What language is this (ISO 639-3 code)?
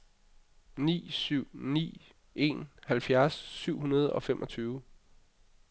dan